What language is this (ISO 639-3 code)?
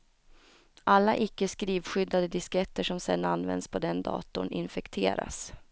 swe